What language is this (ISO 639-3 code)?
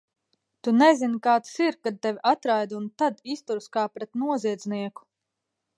lav